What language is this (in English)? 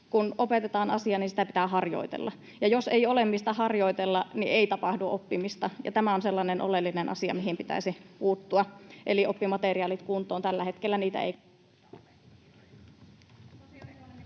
Finnish